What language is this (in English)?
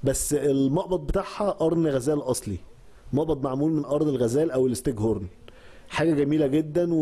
Arabic